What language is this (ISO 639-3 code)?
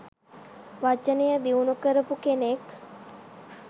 sin